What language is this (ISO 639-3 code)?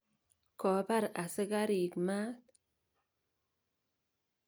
kln